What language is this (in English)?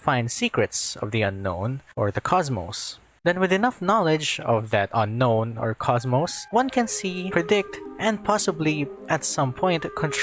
English